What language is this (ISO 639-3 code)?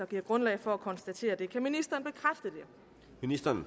dan